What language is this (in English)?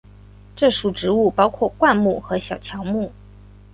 Chinese